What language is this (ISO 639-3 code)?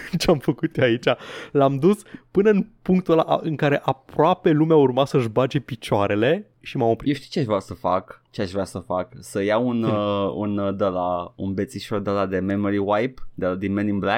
ron